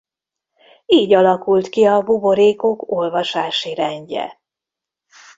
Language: Hungarian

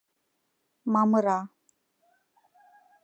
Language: Mari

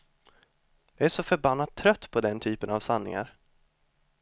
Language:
Swedish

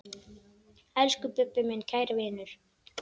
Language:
Icelandic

